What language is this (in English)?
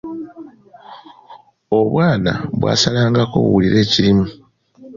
Ganda